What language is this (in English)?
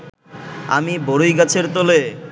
Bangla